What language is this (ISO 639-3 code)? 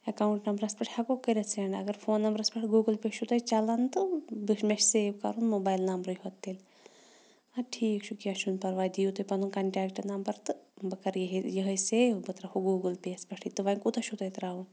kas